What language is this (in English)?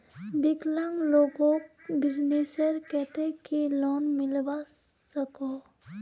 Magahi